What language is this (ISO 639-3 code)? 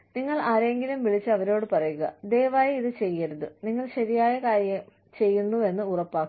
mal